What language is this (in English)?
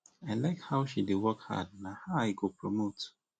Nigerian Pidgin